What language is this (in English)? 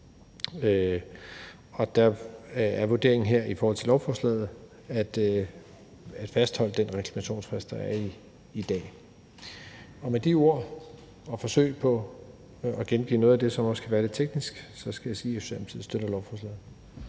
Danish